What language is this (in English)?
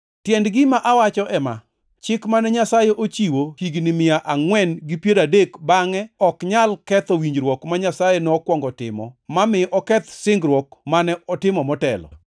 Luo (Kenya and Tanzania)